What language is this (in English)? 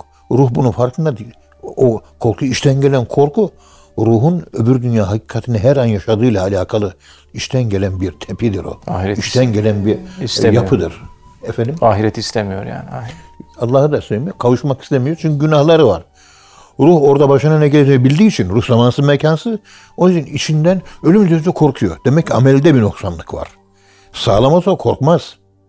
Turkish